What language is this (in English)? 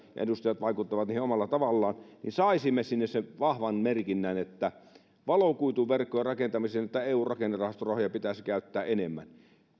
Finnish